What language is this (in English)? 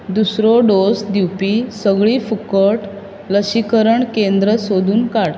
Konkani